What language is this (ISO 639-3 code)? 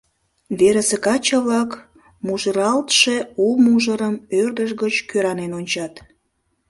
chm